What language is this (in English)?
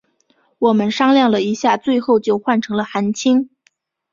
Chinese